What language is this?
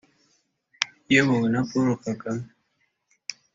Kinyarwanda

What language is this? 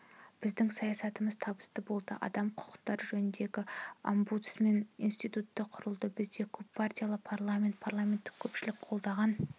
Kazakh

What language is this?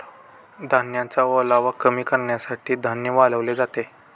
Marathi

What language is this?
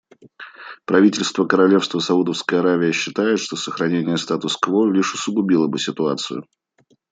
Russian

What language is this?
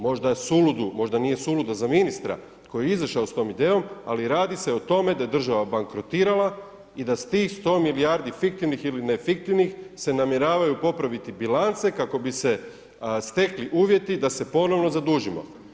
Croatian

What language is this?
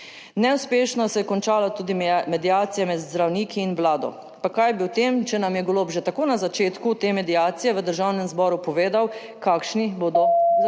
Slovenian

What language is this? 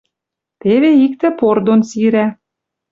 Western Mari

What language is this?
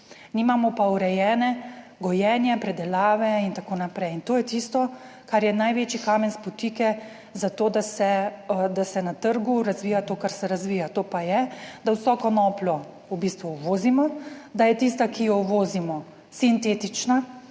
Slovenian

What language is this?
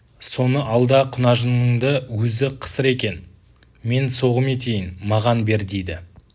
Kazakh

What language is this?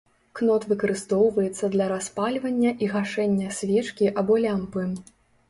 Belarusian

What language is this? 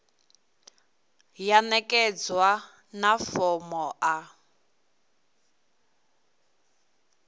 Venda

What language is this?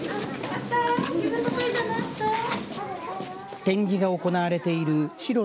Japanese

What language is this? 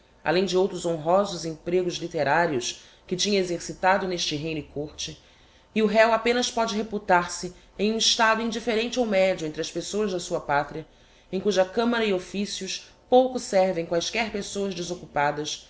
Portuguese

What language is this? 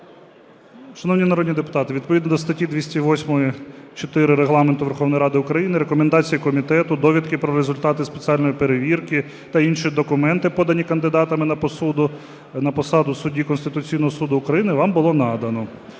Ukrainian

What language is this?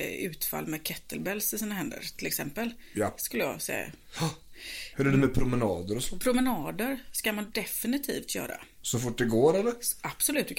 Swedish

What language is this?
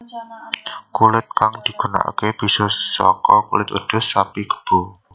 Javanese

